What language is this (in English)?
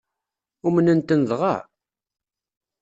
Kabyle